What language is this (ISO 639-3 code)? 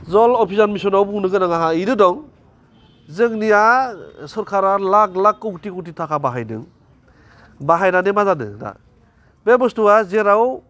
brx